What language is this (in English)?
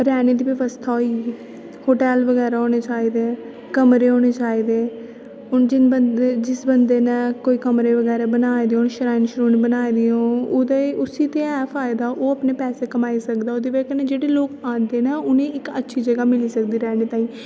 Dogri